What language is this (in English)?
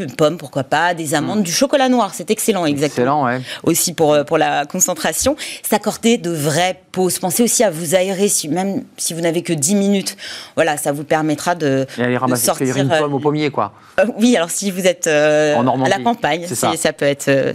French